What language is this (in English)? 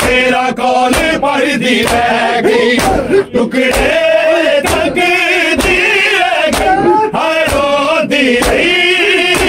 Urdu